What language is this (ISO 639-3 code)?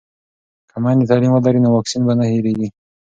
pus